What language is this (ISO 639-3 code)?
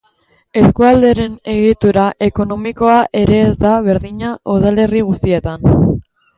eus